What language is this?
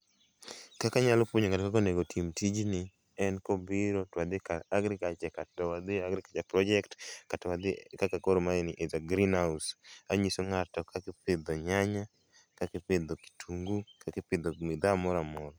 Luo (Kenya and Tanzania)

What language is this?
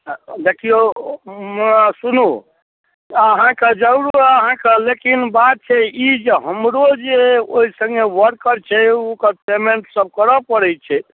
Maithili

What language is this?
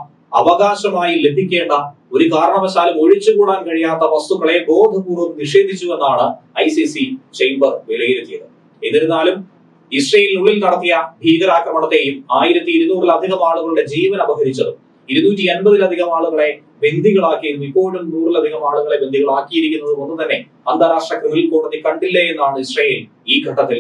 Malayalam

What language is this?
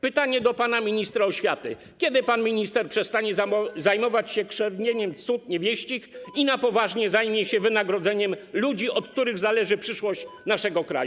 Polish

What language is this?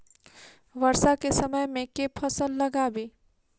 Maithili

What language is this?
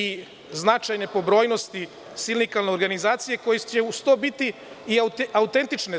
Serbian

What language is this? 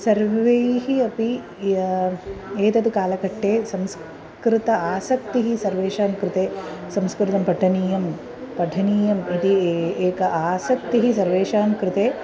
Sanskrit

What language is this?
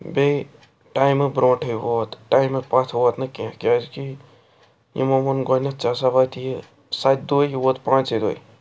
Kashmiri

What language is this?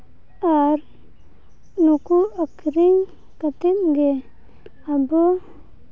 Santali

